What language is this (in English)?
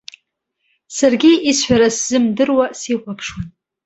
Abkhazian